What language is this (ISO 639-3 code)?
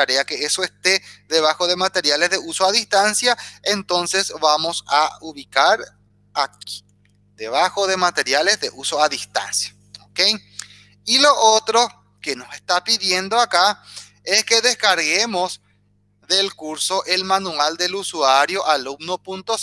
spa